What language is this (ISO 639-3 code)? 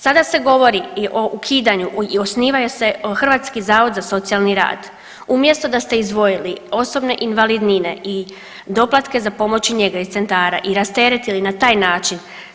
hrv